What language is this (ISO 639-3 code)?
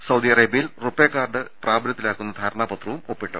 mal